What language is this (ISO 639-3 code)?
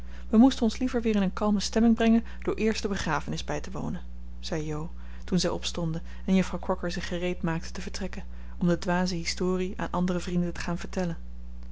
nld